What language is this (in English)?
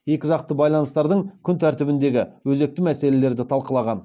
Kazakh